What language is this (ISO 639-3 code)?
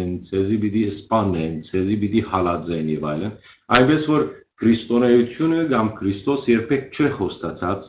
hye